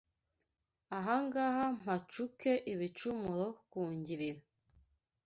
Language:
Kinyarwanda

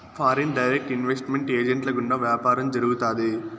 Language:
Telugu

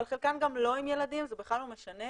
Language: Hebrew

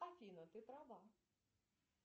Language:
Russian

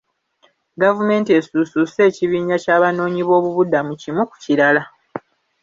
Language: Ganda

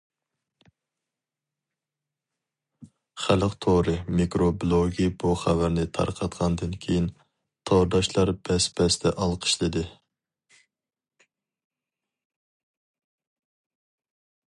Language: Uyghur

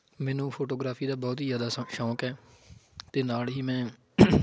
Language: Punjabi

